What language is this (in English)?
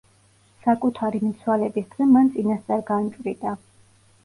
Georgian